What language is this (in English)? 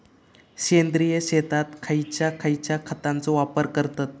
Marathi